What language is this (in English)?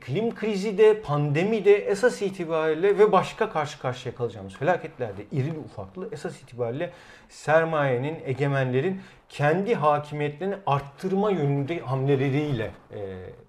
Turkish